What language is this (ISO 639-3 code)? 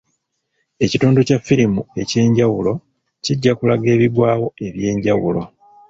lug